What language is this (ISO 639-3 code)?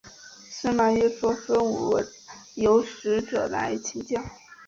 zho